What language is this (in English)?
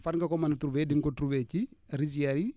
Wolof